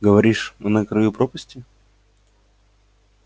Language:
Russian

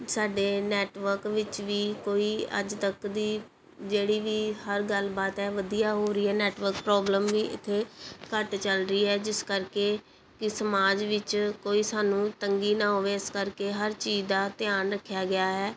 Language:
Punjabi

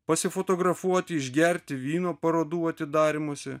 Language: Lithuanian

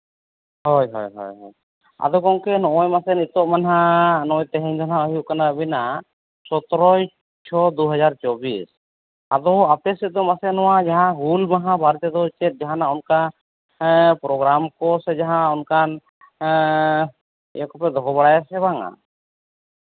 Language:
Santali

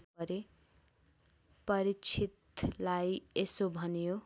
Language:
Nepali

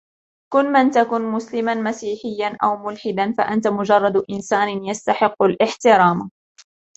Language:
Arabic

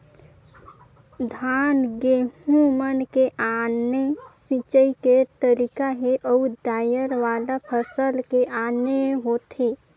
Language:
Chhattisgarhi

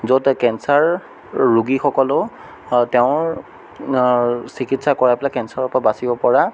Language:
Assamese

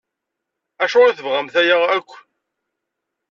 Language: Kabyle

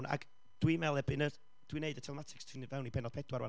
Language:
Welsh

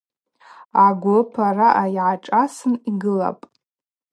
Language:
Abaza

